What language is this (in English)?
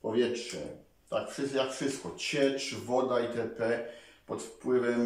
Polish